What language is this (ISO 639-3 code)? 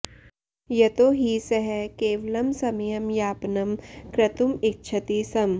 san